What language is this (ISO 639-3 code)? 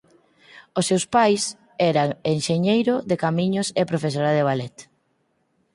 glg